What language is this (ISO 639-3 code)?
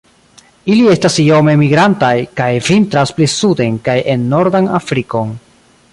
epo